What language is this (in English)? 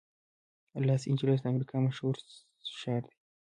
Pashto